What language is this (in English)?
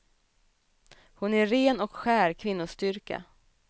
Swedish